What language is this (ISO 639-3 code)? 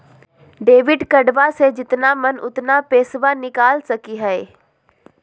mag